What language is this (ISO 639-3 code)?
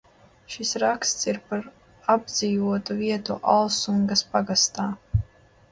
lav